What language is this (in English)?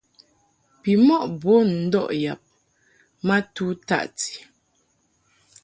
Mungaka